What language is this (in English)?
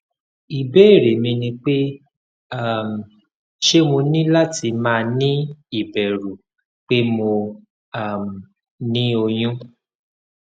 Yoruba